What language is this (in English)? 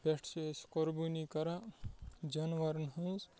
Kashmiri